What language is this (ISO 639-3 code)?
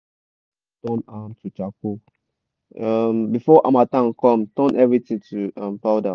pcm